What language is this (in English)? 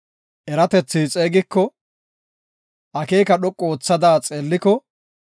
Gofa